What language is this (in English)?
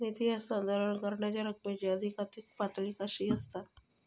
Marathi